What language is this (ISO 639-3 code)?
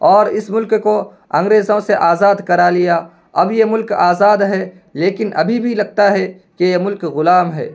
urd